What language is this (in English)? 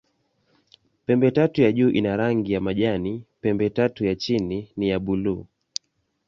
Swahili